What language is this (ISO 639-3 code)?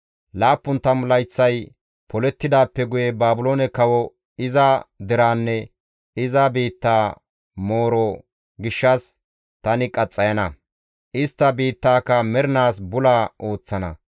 gmv